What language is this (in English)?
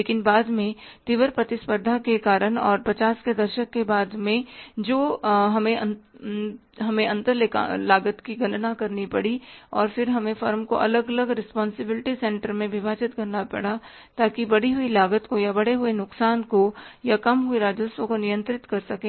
Hindi